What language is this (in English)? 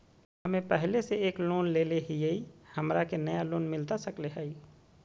Magahi